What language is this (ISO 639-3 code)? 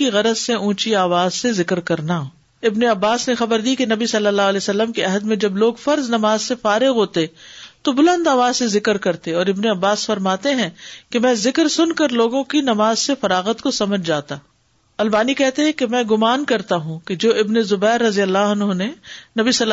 urd